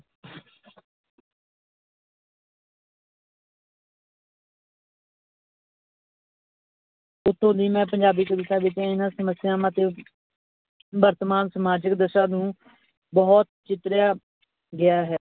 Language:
Punjabi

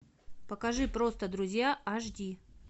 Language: Russian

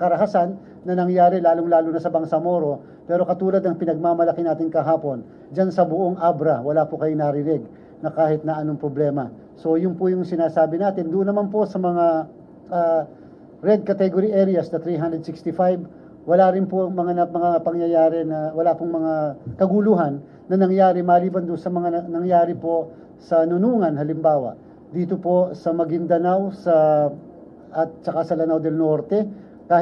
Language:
Filipino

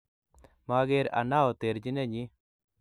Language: Kalenjin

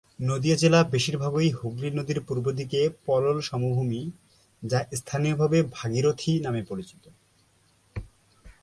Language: Bangla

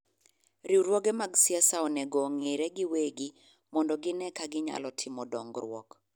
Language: Luo (Kenya and Tanzania)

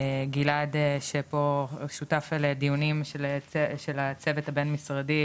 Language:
Hebrew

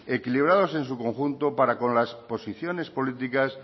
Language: Spanish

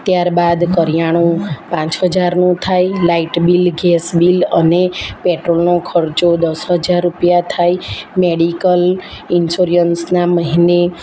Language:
Gujarati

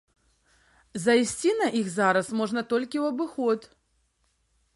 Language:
Belarusian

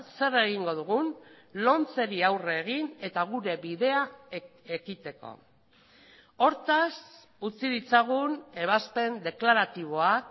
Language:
Basque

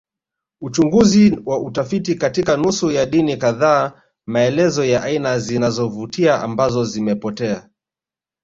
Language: Swahili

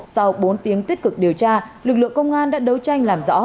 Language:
Vietnamese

